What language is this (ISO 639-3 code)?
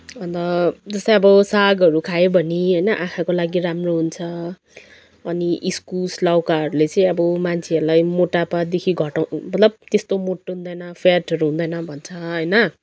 nep